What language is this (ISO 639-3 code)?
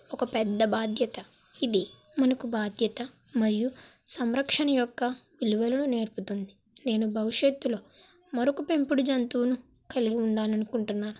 tel